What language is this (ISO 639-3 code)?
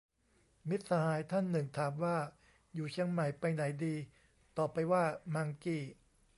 tha